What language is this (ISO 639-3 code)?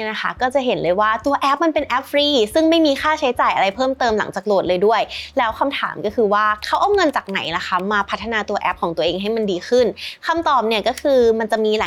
tha